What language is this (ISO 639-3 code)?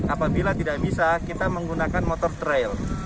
ind